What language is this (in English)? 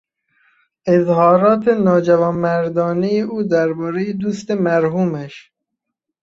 Persian